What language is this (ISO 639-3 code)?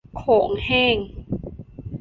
tha